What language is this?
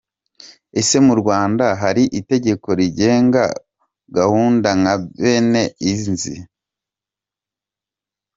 Kinyarwanda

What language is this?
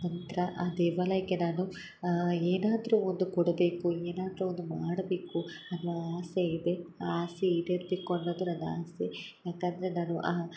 Kannada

